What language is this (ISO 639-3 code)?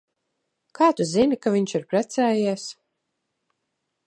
lav